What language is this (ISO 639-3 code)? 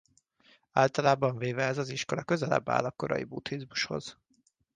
hun